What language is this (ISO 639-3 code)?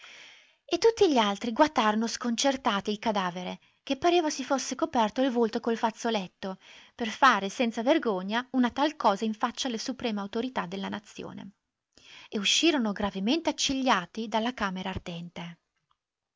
ita